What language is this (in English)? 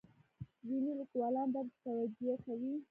Pashto